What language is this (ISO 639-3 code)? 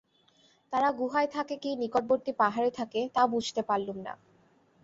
ben